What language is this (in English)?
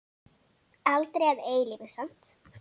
Icelandic